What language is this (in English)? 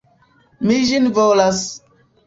Esperanto